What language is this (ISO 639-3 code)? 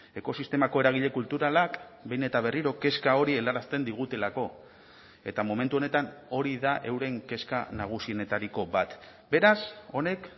eus